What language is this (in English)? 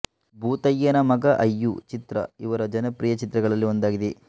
Kannada